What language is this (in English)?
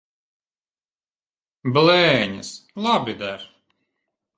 Latvian